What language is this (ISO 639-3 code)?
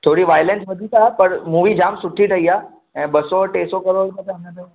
snd